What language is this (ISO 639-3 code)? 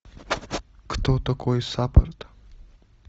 rus